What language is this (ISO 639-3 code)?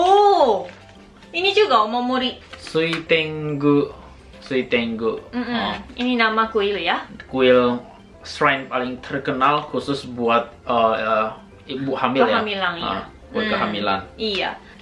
ind